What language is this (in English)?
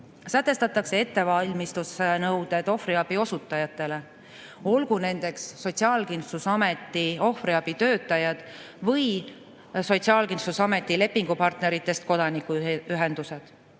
Estonian